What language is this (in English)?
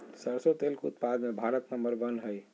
Magahi